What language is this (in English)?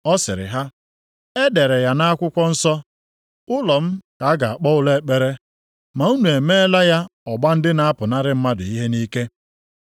Igbo